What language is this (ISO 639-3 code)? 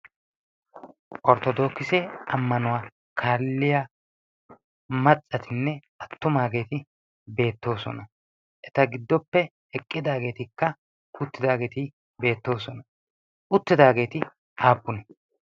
wal